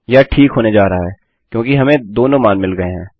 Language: Hindi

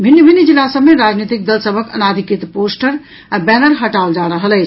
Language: Maithili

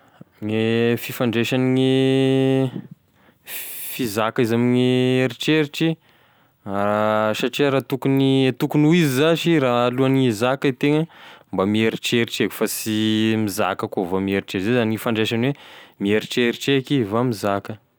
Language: Tesaka Malagasy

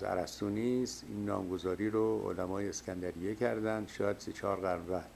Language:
Persian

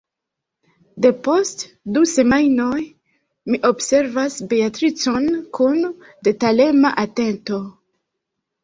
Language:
Esperanto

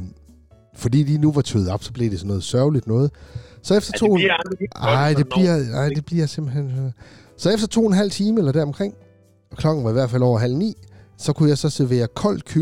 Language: Danish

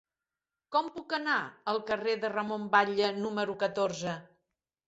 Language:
Catalan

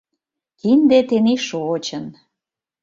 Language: Mari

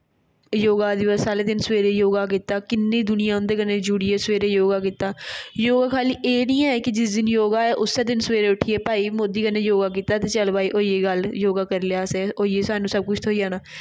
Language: Dogri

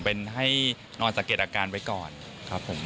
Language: Thai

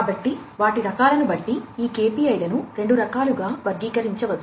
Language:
Telugu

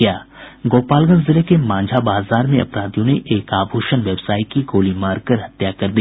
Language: Hindi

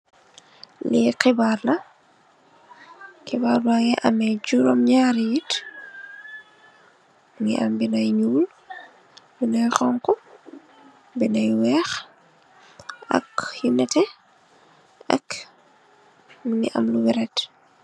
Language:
Wolof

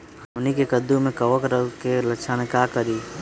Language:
Magahi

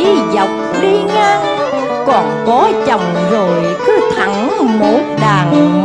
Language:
Vietnamese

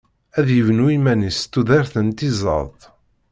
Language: Kabyle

